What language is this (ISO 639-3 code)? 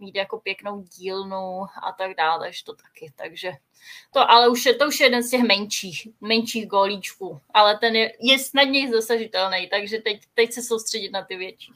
ces